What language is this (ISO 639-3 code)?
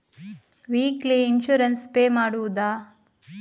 kan